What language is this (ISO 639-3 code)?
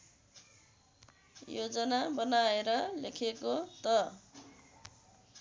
nep